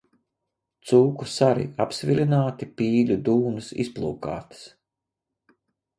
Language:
Latvian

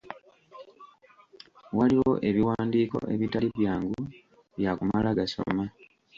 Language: Ganda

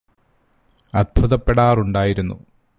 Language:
Malayalam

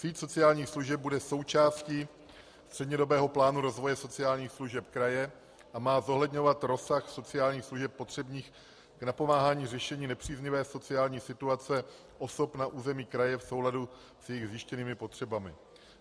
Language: Czech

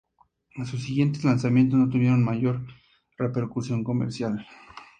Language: Spanish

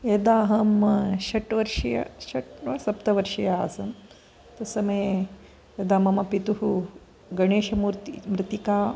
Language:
Sanskrit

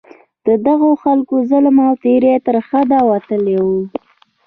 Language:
Pashto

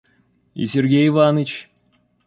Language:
Russian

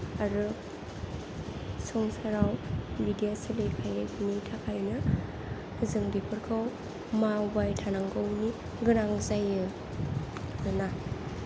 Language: Bodo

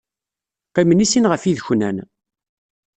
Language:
Kabyle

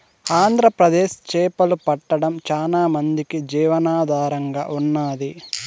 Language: Telugu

